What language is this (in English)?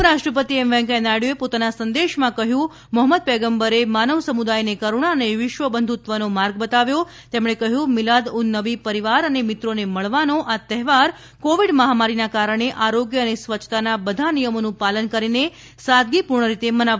Gujarati